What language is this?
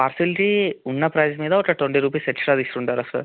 Telugu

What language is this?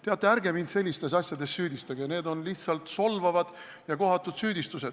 Estonian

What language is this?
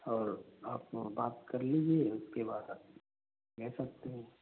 Hindi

